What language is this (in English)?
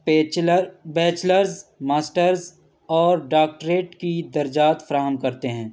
Urdu